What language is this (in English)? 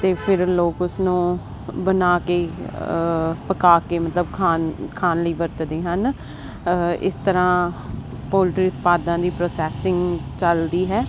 Punjabi